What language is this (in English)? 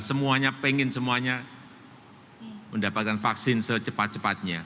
Indonesian